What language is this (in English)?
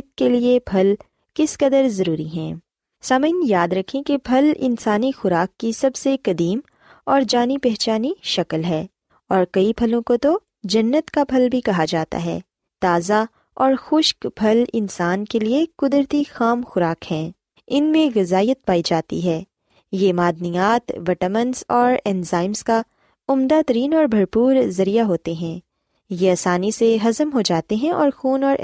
Urdu